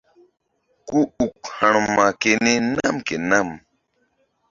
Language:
Mbum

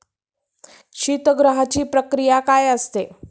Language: Marathi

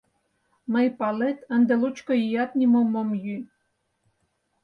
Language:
Mari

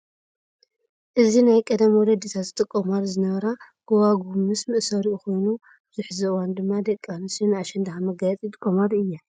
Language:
Tigrinya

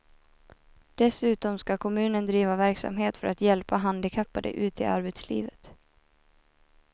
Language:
Swedish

